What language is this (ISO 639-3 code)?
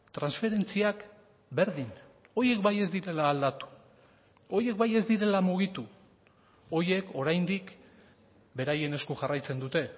eus